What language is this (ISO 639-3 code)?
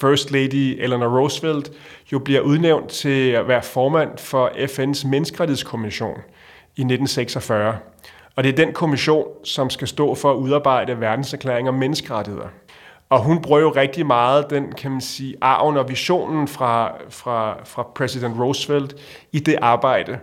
dan